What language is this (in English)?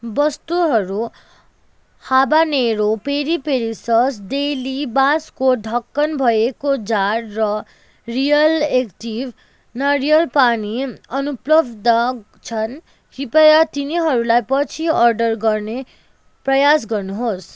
Nepali